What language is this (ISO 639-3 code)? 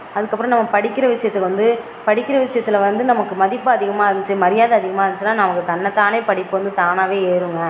tam